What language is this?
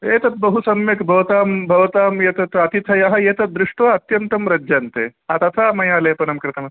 Sanskrit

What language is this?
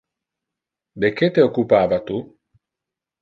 Interlingua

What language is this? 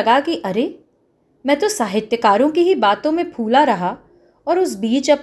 Hindi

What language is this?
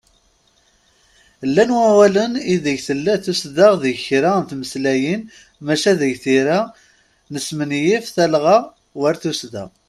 Kabyle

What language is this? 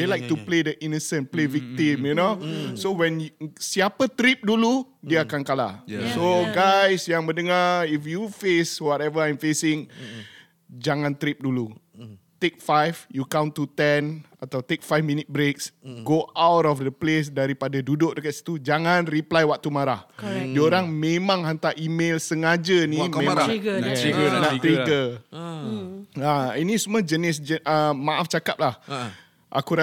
Malay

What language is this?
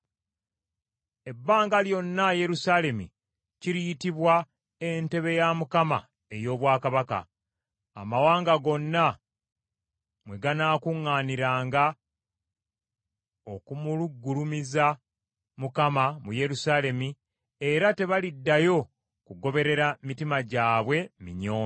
Ganda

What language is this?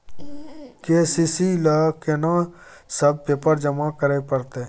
Maithili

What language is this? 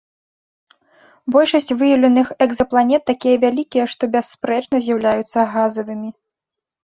Belarusian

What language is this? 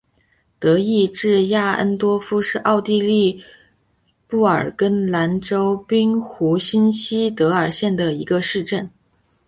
Chinese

